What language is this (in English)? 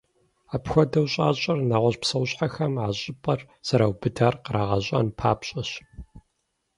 Kabardian